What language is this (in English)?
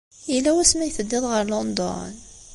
Kabyle